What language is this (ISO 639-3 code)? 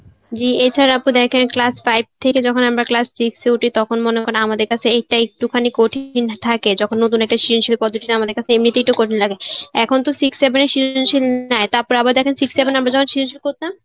ben